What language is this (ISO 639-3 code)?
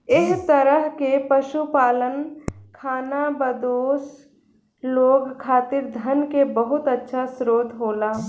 bho